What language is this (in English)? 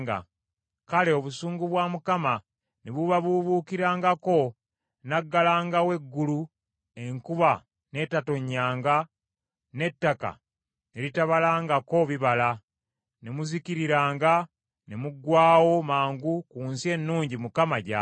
Ganda